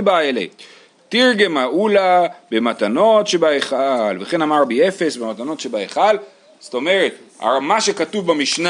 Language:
Hebrew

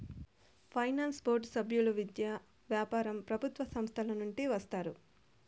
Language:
Telugu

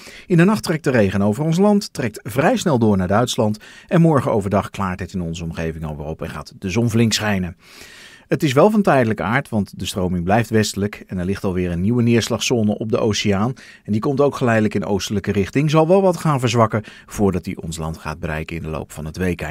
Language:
Dutch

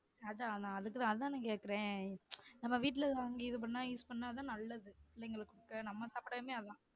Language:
Tamil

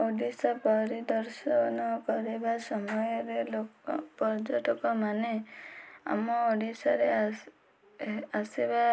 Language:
Odia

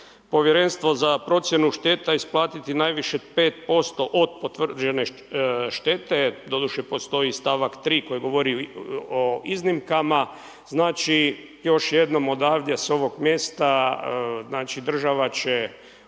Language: Croatian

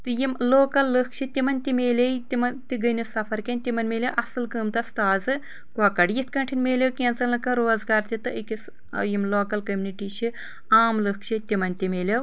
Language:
Kashmiri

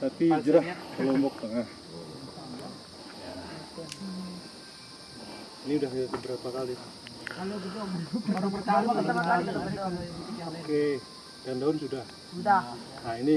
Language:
Indonesian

